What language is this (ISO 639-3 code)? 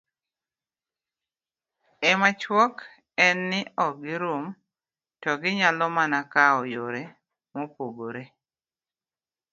luo